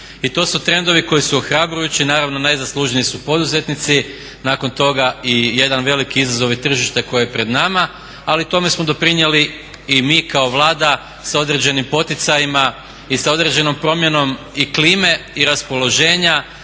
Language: Croatian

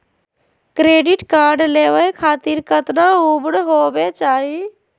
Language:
Magahi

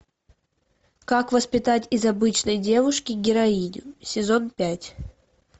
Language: Russian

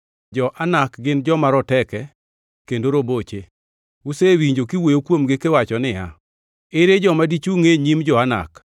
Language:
Luo (Kenya and Tanzania)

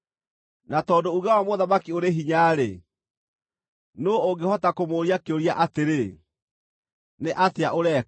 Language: Kikuyu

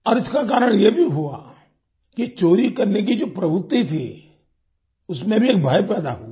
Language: Hindi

